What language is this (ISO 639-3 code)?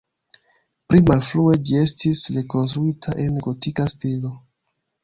epo